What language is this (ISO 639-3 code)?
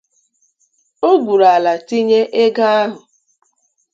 ibo